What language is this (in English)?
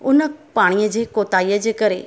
Sindhi